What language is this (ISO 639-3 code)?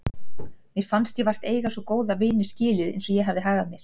isl